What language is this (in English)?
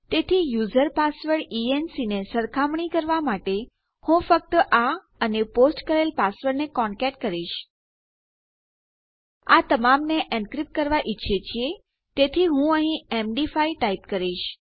Gujarati